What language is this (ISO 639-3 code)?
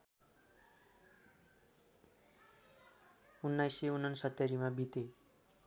nep